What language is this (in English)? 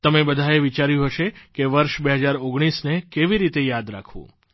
Gujarati